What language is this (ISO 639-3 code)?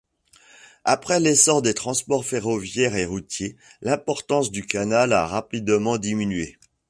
fra